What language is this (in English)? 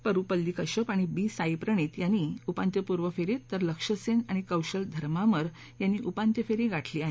Marathi